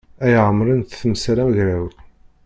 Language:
Kabyle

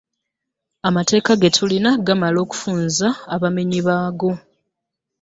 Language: Ganda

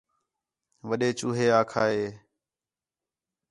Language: Khetrani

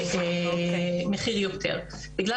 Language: Hebrew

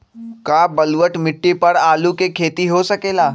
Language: Magahi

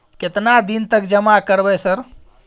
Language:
Maithili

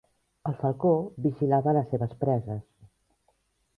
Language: Catalan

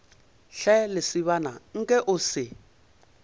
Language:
Northern Sotho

